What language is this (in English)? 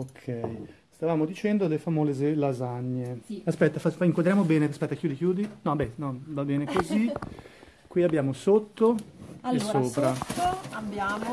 Italian